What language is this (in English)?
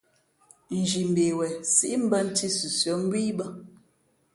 Fe'fe'